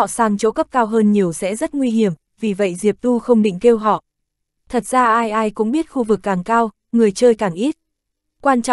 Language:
Vietnamese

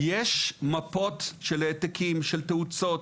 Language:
Hebrew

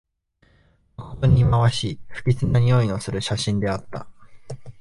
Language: Japanese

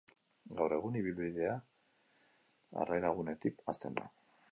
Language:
Basque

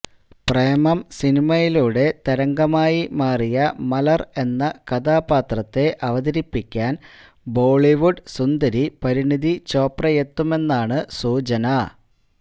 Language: Malayalam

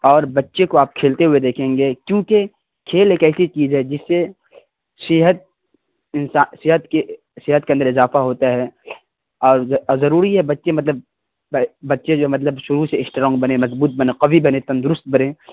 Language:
Urdu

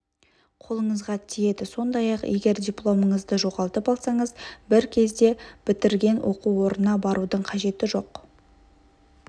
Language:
Kazakh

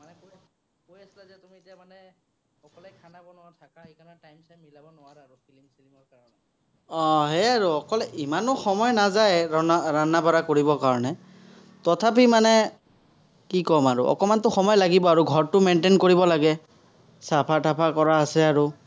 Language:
Assamese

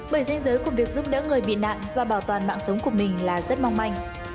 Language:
Vietnamese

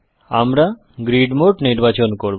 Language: Bangla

